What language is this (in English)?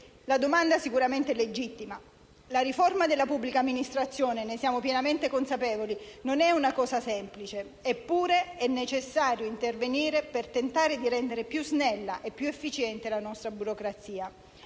Italian